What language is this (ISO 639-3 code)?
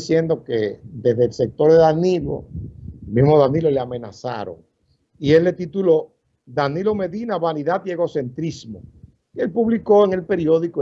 spa